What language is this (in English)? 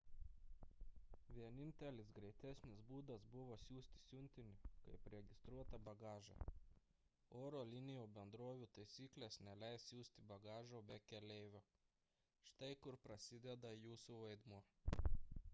Lithuanian